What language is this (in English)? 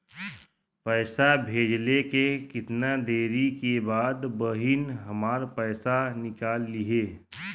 Bhojpuri